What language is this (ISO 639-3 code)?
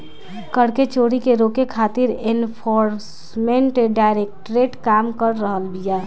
bho